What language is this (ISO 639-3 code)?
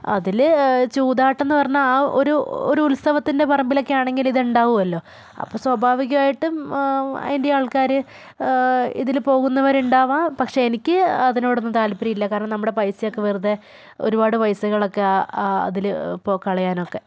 mal